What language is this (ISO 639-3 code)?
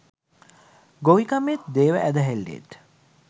sin